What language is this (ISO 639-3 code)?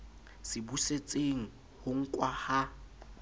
sot